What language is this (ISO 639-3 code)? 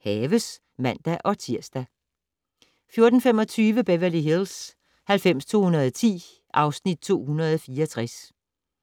dan